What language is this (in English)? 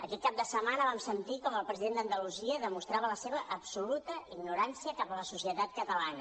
Catalan